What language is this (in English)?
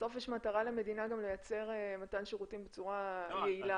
Hebrew